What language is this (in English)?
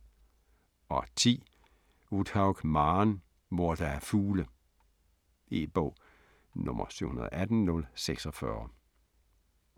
Danish